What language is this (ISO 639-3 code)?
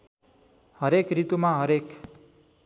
nep